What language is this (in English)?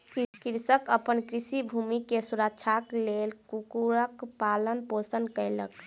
Maithili